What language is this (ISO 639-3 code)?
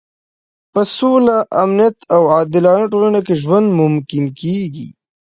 pus